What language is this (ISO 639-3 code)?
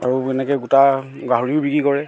asm